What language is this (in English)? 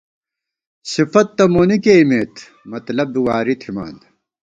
Gawar-Bati